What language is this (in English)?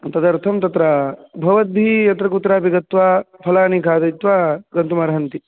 Sanskrit